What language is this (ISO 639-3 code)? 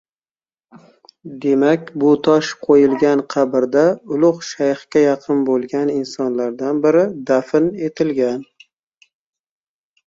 uzb